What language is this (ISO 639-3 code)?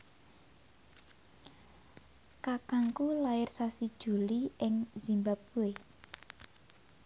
jav